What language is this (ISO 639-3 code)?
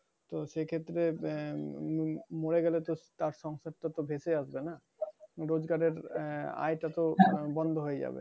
ben